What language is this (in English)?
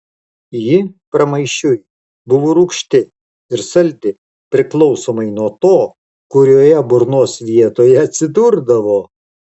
Lithuanian